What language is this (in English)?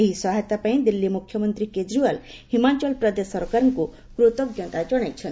Odia